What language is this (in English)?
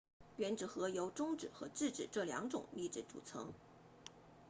Chinese